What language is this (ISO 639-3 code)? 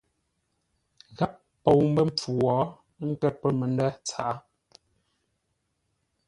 nla